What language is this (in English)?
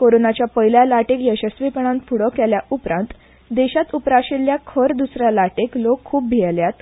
Konkani